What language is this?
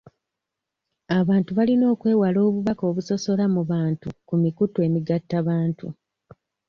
Ganda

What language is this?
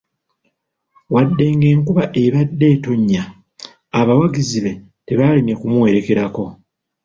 Ganda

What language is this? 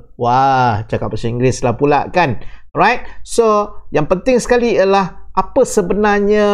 Malay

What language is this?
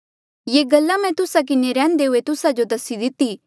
Mandeali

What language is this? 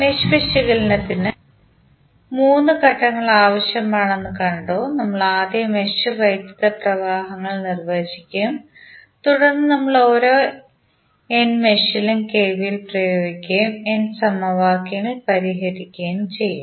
Malayalam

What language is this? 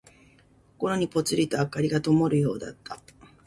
Japanese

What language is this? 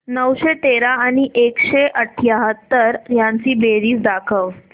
Marathi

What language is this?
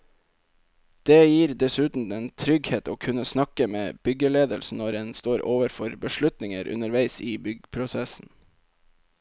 Norwegian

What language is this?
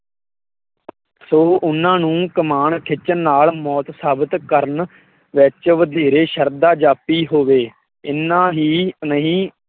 Punjabi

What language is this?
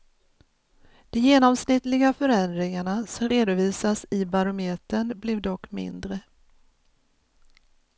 Swedish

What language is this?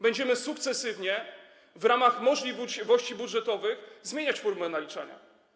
Polish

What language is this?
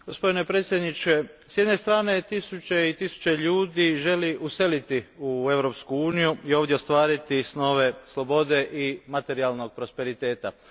Croatian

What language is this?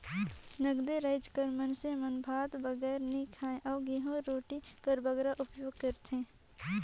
Chhattisgarhi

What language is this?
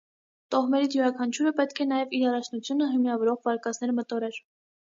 Armenian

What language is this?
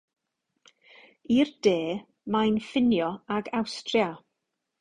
Welsh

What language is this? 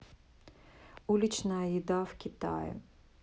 Russian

